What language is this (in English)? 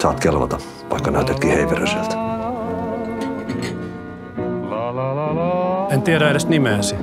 Finnish